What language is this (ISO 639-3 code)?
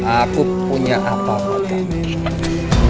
ind